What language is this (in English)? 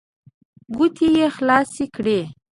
Pashto